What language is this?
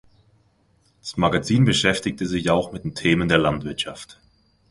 German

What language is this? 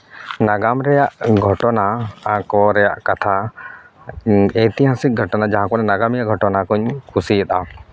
Santali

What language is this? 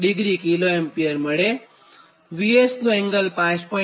Gujarati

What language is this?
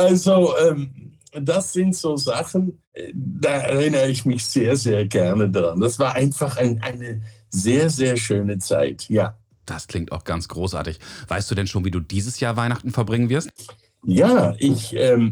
German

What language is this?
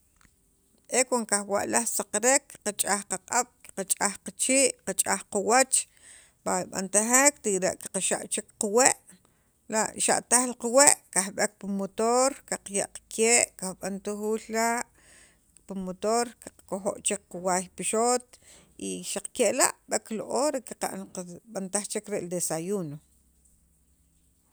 Sacapulteco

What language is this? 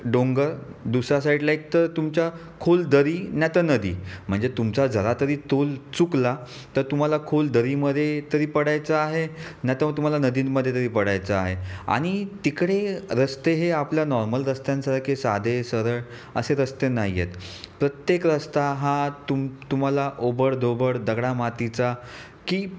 Marathi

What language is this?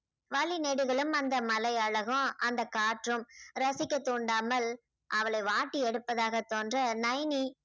Tamil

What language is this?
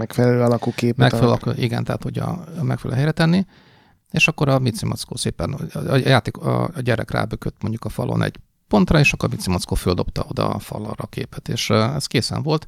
Hungarian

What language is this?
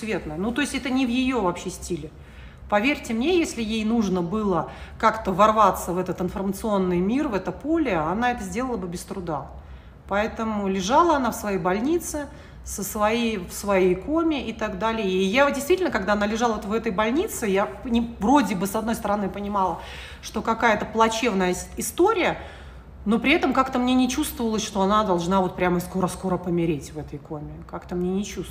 Russian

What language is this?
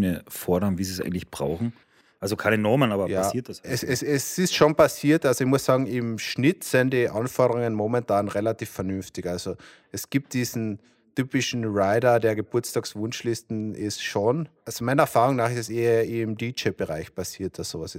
German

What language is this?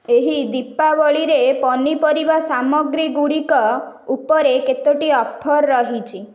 Odia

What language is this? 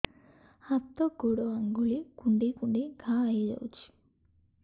Odia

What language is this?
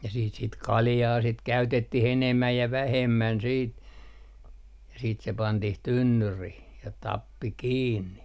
Finnish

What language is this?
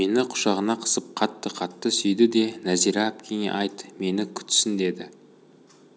Kazakh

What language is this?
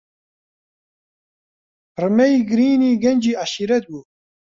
Central Kurdish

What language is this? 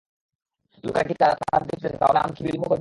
Bangla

